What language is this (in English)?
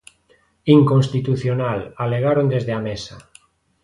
Galician